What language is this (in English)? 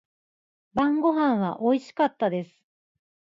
Japanese